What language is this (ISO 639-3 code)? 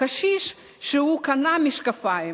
heb